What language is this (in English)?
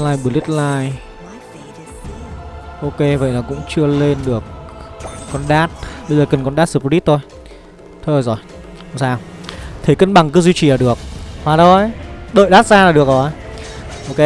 Vietnamese